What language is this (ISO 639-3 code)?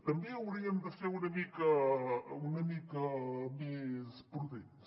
cat